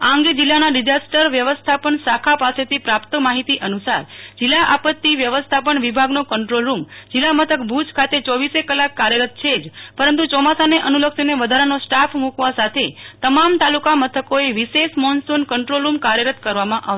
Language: Gujarati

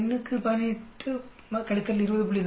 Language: Tamil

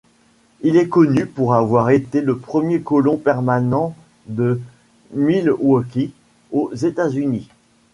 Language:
French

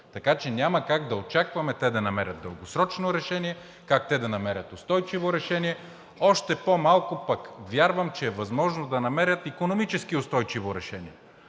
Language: Bulgarian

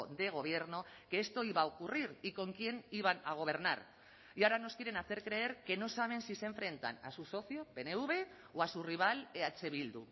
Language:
Spanish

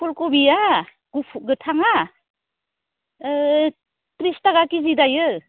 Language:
Bodo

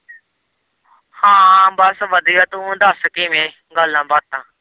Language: Punjabi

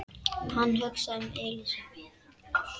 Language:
Icelandic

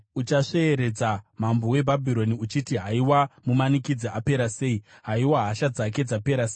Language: Shona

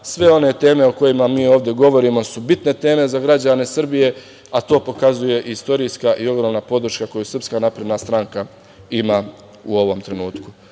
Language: Serbian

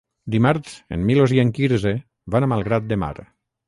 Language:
Catalan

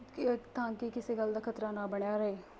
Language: Punjabi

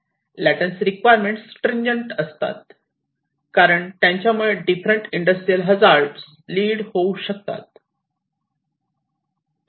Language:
Marathi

